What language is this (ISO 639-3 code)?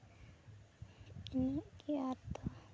sat